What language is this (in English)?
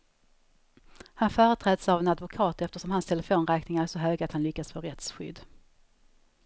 Swedish